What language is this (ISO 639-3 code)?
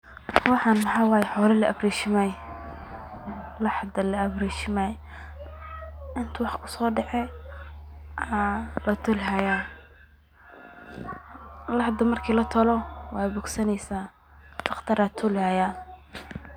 som